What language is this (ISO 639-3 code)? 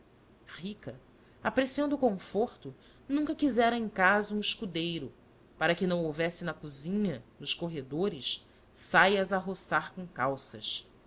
por